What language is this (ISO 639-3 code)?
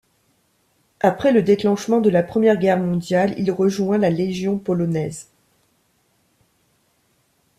fra